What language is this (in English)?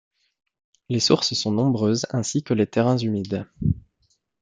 French